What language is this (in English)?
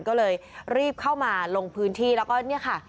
Thai